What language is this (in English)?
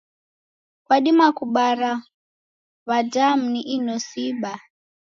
Taita